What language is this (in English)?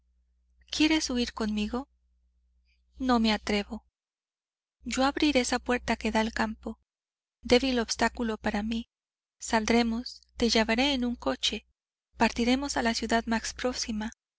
Spanish